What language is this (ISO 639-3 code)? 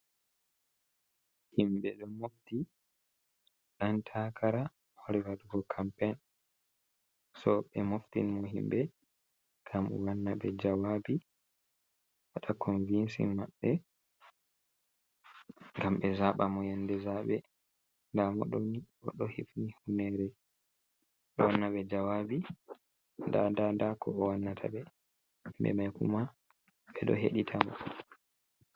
ful